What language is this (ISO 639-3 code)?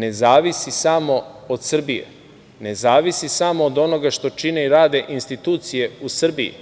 srp